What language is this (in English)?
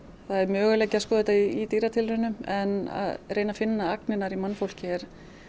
Icelandic